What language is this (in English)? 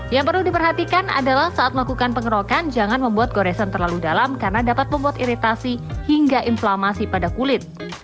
Indonesian